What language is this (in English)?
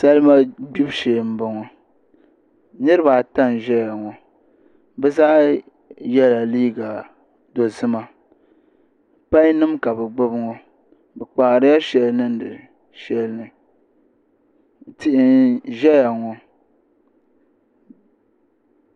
Dagbani